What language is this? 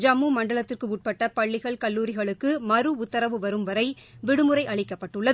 Tamil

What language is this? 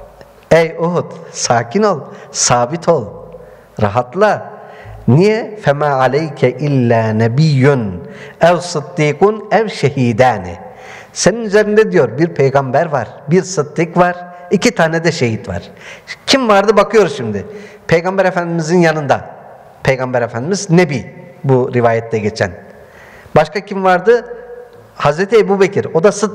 Turkish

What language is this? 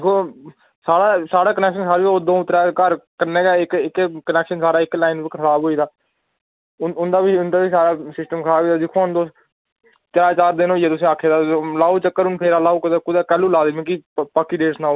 Dogri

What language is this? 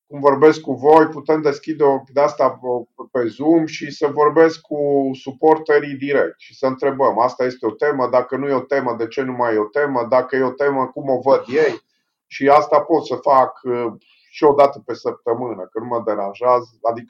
Romanian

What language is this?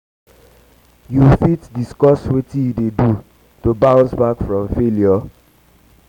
Nigerian Pidgin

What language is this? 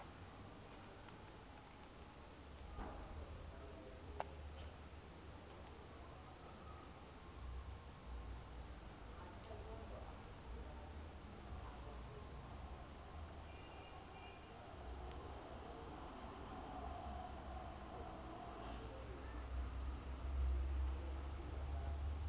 Southern Sotho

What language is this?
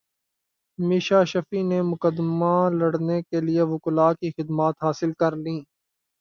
Urdu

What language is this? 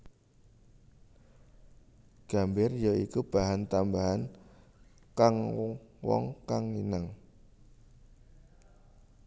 Javanese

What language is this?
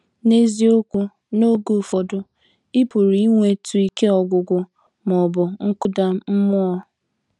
Igbo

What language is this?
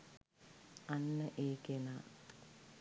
Sinhala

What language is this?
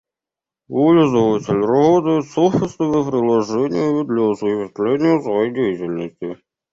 Russian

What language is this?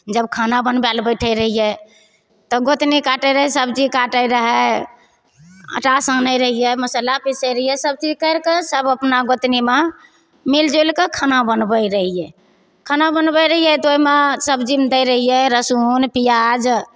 Maithili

